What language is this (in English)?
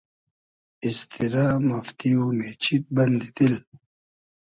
Hazaragi